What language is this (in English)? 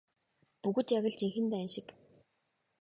Mongolian